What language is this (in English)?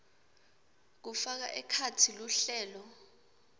Swati